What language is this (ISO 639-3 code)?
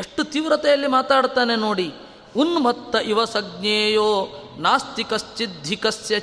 kan